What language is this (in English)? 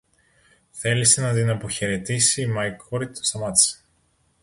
Greek